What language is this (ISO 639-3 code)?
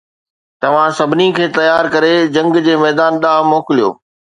snd